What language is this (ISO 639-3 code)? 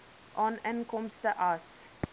afr